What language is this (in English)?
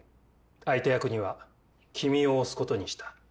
Japanese